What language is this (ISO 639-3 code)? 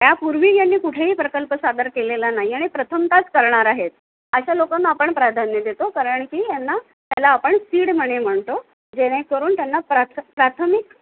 mar